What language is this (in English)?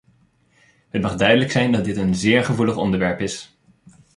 Dutch